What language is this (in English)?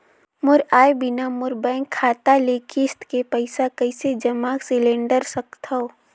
Chhattisgarhi